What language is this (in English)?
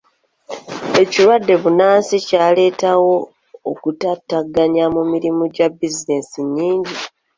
Ganda